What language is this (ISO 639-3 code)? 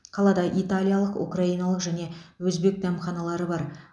kaz